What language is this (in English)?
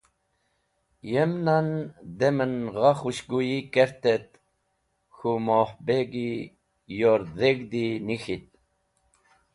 Wakhi